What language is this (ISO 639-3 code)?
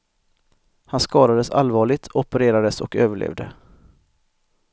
swe